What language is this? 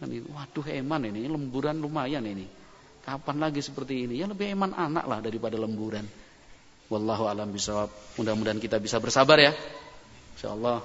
Indonesian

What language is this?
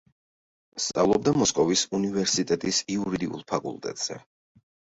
Georgian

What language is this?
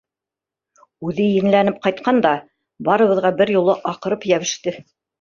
Bashkir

